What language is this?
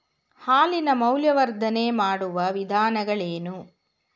Kannada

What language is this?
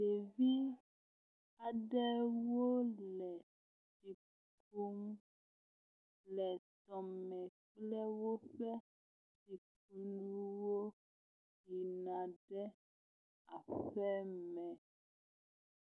Ewe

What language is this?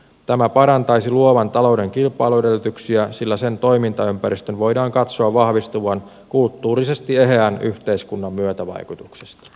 Finnish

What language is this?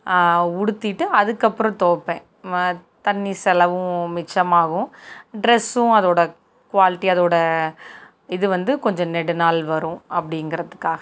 Tamil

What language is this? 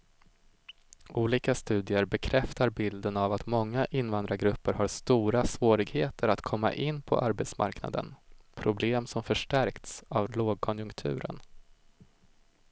Swedish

